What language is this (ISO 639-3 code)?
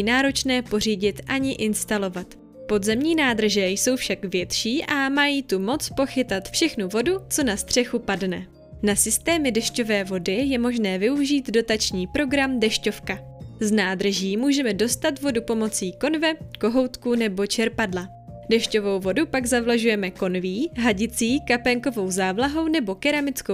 ces